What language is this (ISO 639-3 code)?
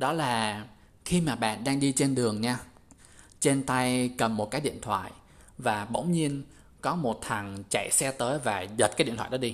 vie